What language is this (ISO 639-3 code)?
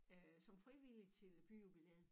dan